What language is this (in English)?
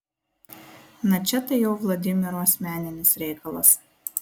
Lithuanian